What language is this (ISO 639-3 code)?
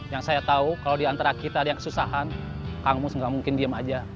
ind